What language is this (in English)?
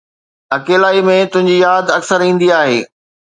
Sindhi